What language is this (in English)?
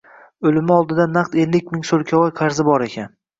Uzbek